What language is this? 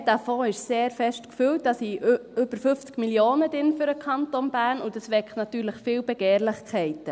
Swiss German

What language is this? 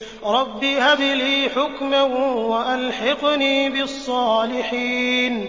Arabic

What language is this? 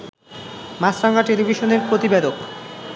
Bangla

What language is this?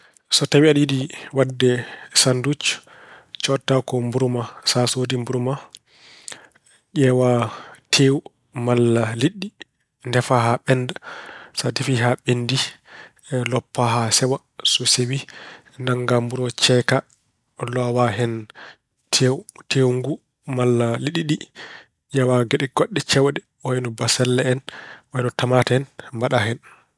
Fula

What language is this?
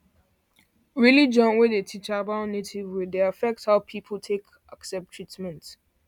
Nigerian Pidgin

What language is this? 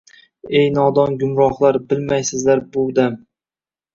Uzbek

